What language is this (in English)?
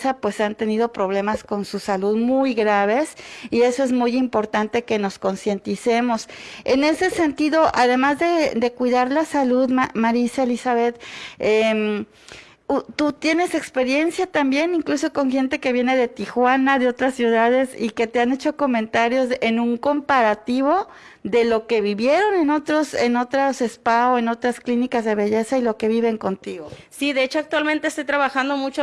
Spanish